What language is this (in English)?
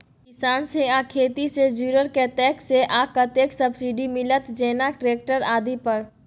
Maithili